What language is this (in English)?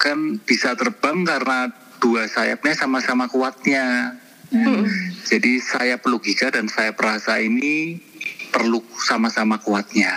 Indonesian